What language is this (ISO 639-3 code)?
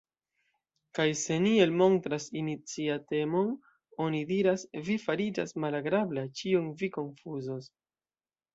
epo